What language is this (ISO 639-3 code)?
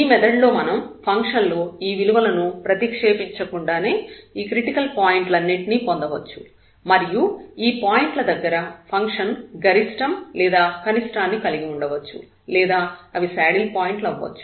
tel